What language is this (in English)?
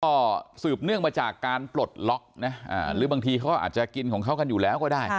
Thai